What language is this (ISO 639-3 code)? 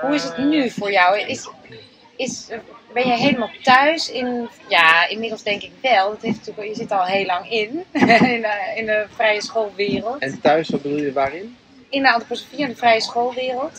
nld